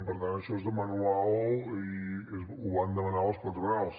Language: Catalan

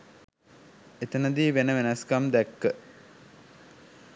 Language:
Sinhala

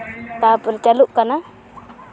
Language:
Santali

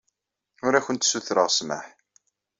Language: Kabyle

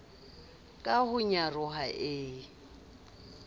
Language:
Southern Sotho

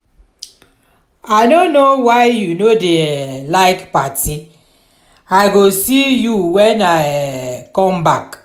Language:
Nigerian Pidgin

